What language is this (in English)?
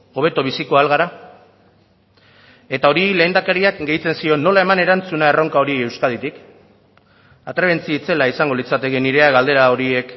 Basque